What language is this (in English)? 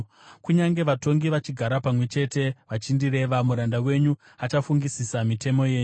Shona